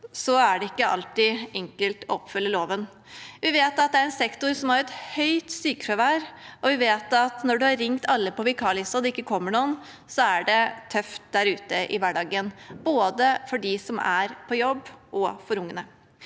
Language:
Norwegian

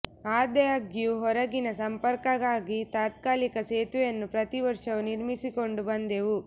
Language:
Kannada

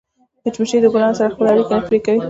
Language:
Pashto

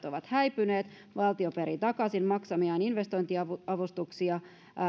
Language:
Finnish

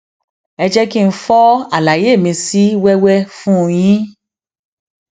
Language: Yoruba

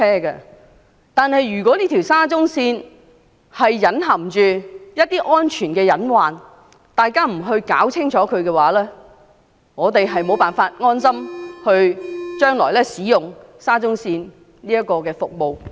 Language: Cantonese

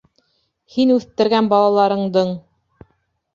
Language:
Bashkir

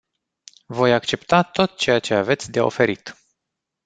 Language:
Romanian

